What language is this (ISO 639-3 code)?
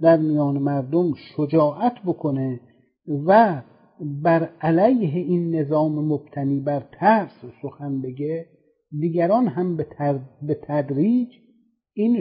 fas